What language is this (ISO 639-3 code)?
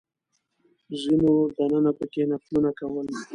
pus